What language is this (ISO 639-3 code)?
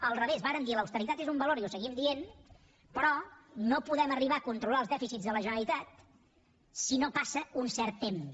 cat